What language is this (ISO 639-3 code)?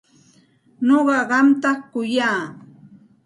qxt